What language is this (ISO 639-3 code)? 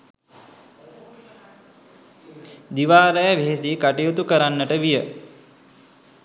sin